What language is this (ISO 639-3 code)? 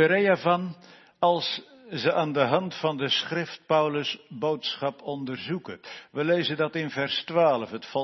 nld